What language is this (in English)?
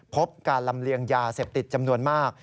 Thai